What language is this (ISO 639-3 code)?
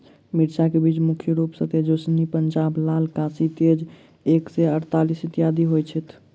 mai